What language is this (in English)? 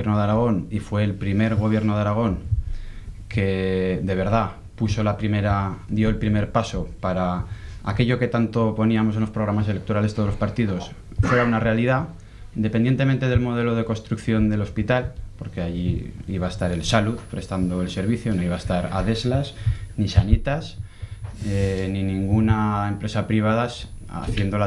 Spanish